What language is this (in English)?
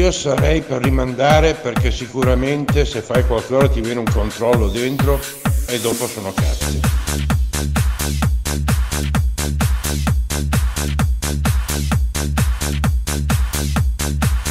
Italian